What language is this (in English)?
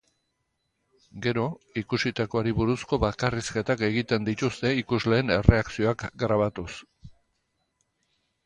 Basque